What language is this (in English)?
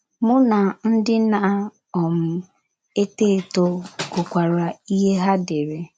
Igbo